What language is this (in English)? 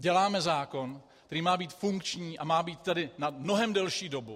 Czech